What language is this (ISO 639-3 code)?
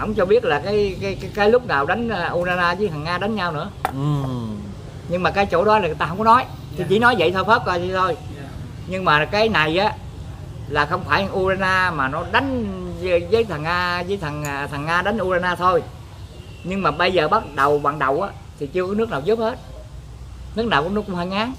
vie